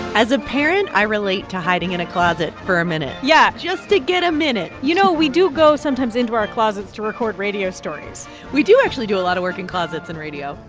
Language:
English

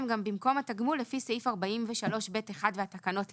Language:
Hebrew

